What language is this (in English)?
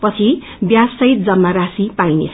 Nepali